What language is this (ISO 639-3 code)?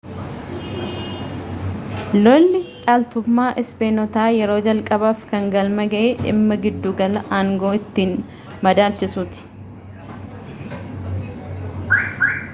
orm